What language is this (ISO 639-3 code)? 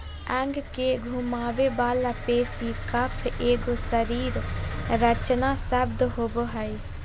mag